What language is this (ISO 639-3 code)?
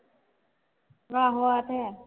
pan